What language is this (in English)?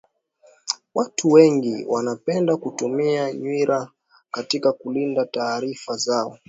Swahili